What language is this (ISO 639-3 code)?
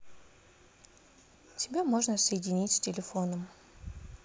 rus